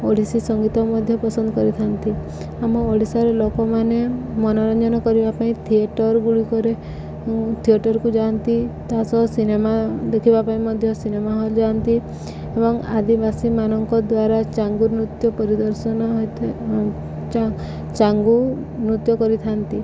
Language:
Odia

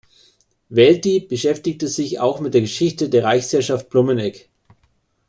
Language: German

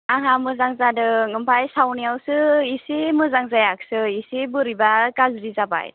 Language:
Bodo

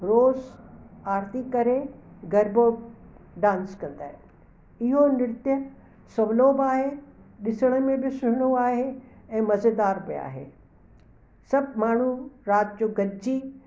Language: Sindhi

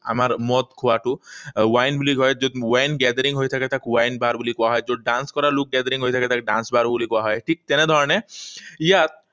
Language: Assamese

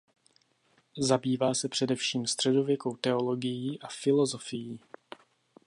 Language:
Czech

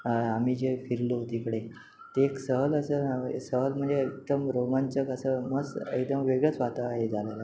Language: Marathi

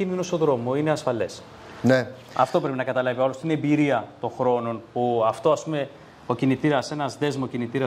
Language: Greek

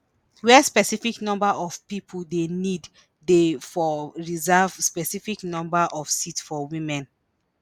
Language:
Nigerian Pidgin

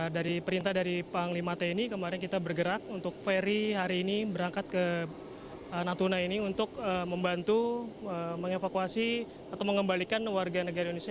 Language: Indonesian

